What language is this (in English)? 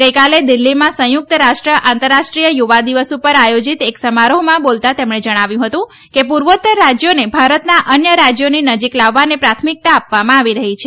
Gujarati